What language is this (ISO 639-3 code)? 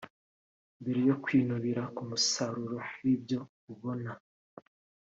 kin